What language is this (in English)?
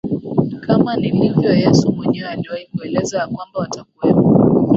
Swahili